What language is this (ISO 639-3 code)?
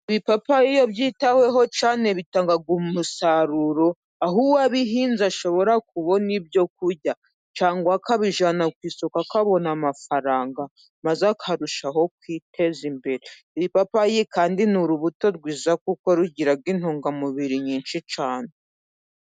kin